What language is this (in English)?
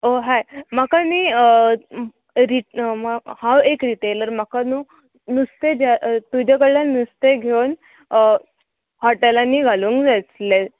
Konkani